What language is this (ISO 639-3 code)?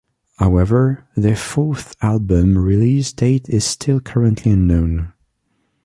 eng